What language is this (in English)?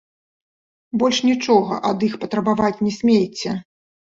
Belarusian